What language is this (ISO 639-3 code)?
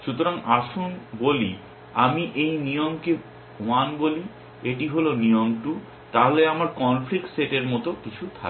ben